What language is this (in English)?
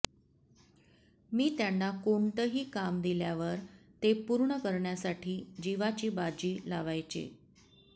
Marathi